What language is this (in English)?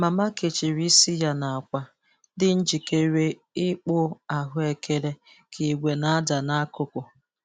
Igbo